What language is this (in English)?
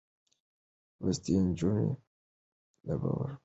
Pashto